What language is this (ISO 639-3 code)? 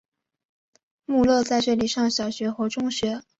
zho